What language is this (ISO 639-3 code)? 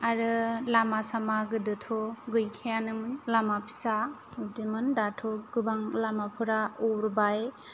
brx